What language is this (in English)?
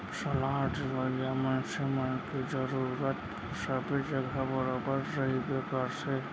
Chhattisgarhi